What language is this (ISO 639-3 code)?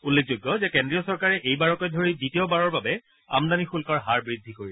asm